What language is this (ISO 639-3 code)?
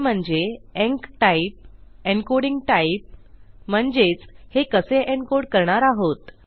mar